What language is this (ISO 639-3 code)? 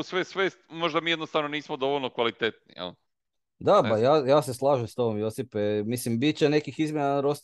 hrv